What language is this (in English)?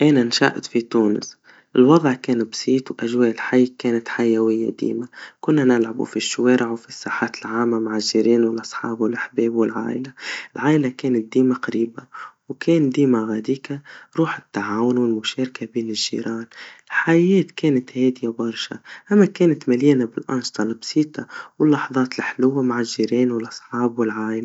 Tunisian Arabic